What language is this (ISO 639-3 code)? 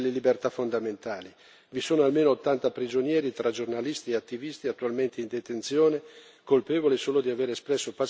ita